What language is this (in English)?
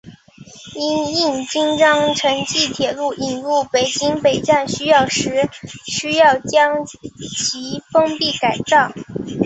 Chinese